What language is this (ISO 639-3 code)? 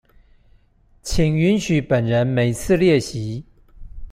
zho